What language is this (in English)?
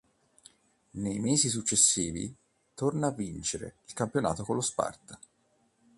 Italian